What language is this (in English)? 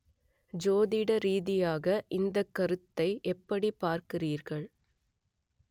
Tamil